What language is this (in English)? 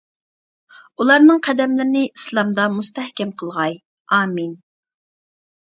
Uyghur